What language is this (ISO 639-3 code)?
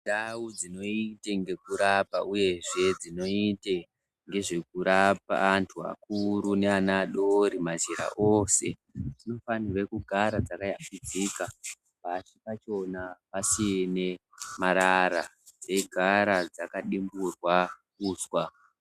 ndc